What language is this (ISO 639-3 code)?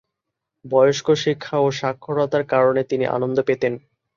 ben